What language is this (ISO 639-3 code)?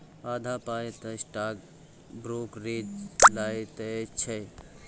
mai